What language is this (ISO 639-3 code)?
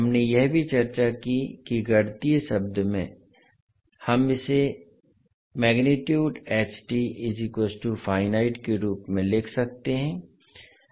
hin